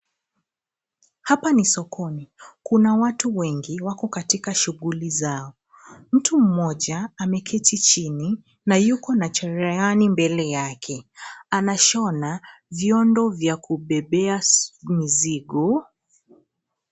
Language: Swahili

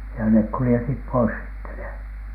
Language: Finnish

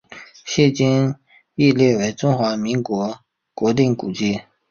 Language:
Chinese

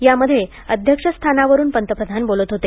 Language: Marathi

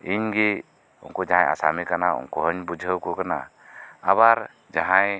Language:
Santali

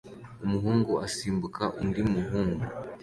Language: Kinyarwanda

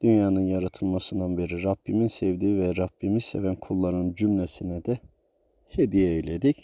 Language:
Turkish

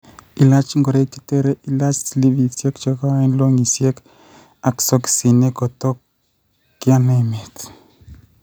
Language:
Kalenjin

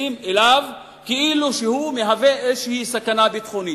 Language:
Hebrew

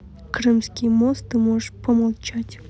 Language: Russian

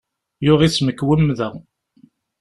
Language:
Kabyle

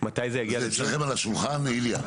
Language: Hebrew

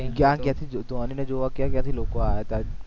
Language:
Gujarati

